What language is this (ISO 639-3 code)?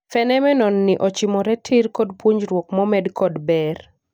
luo